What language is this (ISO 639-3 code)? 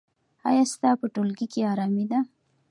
pus